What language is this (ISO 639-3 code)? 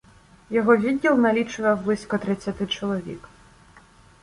ukr